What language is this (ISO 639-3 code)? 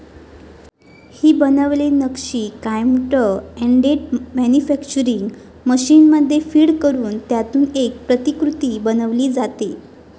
mar